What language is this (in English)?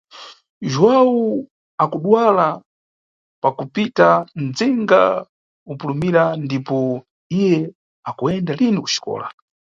Nyungwe